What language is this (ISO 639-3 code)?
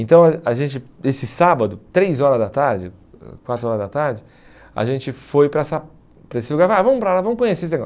por